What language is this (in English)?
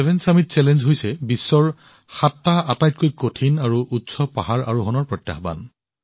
Assamese